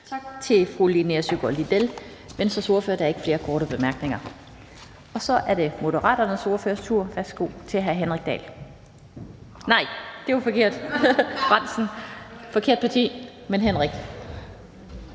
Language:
Danish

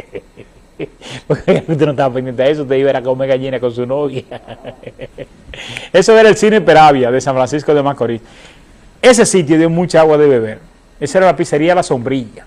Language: Spanish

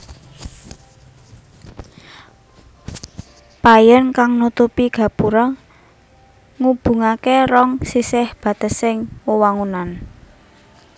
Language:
Javanese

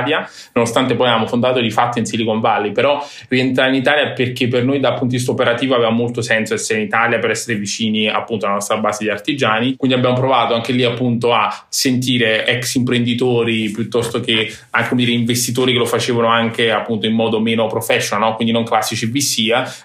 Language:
Italian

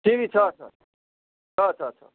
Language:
Nepali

